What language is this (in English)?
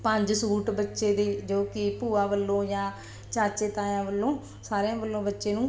Punjabi